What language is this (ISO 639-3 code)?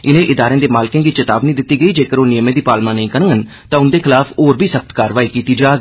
doi